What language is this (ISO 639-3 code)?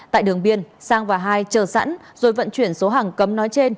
vie